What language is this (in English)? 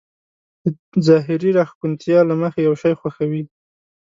Pashto